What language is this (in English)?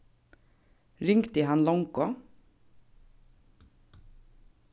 Faroese